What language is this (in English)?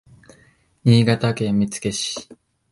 Japanese